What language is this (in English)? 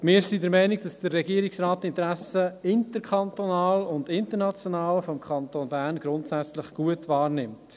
Swiss German